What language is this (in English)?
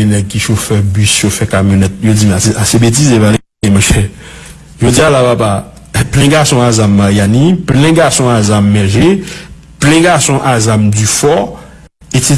French